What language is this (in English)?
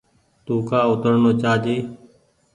Goaria